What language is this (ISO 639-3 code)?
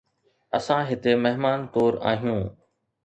snd